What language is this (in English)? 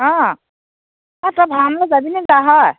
Assamese